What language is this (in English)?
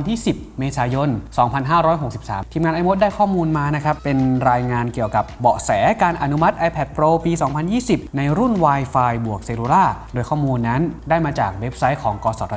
Thai